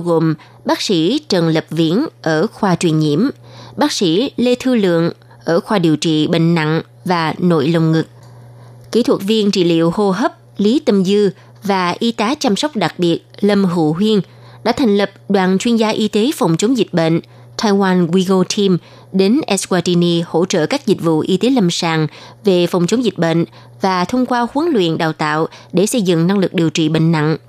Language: Vietnamese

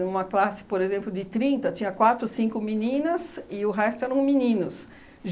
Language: Portuguese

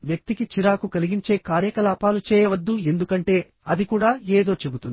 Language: Telugu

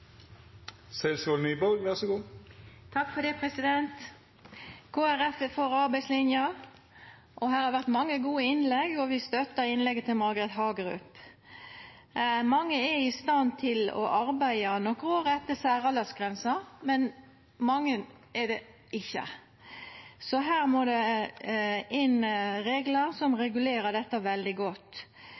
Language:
Norwegian Nynorsk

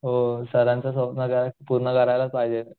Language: Marathi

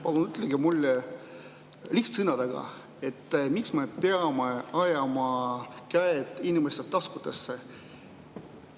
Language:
Estonian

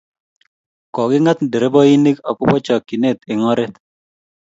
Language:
Kalenjin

